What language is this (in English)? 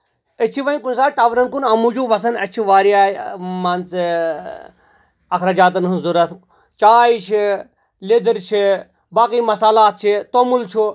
Kashmiri